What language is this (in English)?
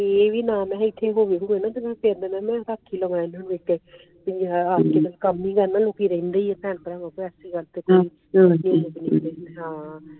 Punjabi